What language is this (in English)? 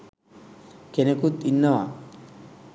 Sinhala